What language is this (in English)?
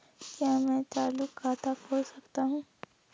Hindi